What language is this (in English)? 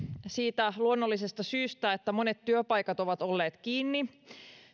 Finnish